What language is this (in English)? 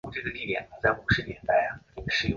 Chinese